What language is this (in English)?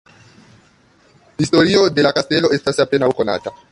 Esperanto